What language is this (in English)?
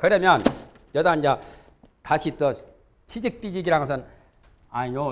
Korean